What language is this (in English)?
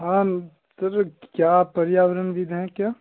Hindi